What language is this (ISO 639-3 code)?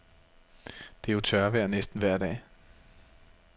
dan